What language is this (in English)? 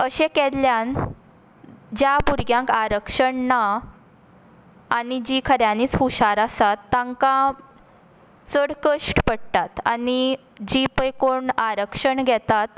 Konkani